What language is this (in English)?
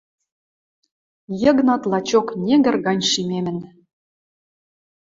Western Mari